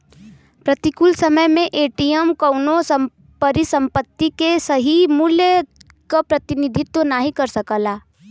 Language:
Bhojpuri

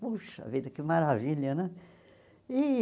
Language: Portuguese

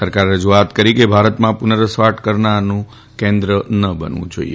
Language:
Gujarati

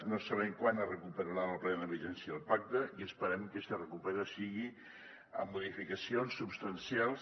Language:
Catalan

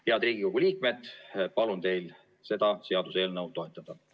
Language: Estonian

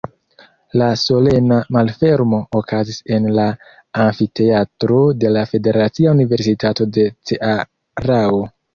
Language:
Esperanto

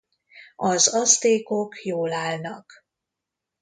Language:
Hungarian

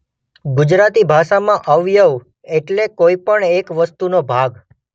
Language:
Gujarati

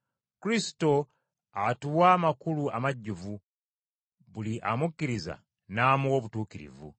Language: Ganda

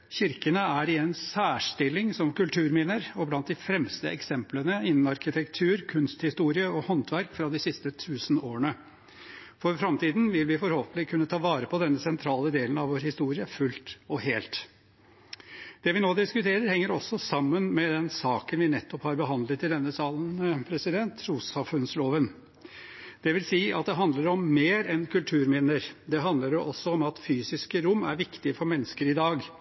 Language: Norwegian Bokmål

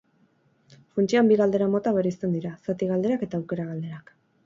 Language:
Basque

